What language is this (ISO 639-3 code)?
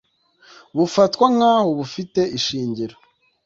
kin